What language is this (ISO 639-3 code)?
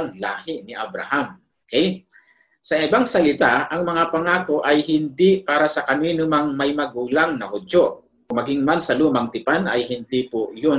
fil